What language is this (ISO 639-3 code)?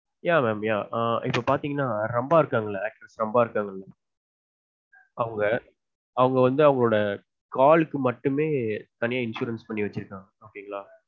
tam